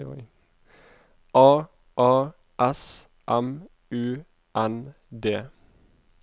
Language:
Norwegian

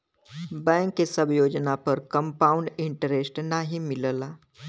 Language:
Bhojpuri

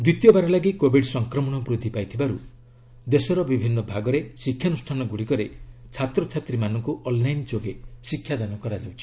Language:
Odia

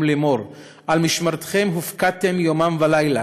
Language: Hebrew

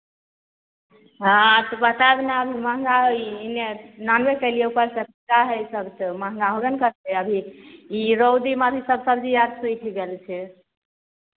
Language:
Maithili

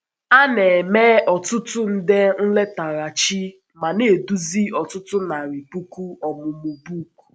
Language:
Igbo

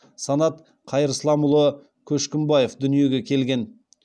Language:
Kazakh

